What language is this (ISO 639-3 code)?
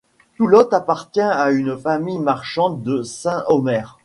fra